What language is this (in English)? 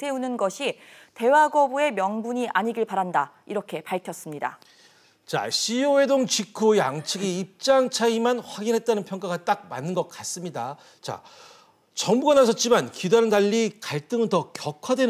Korean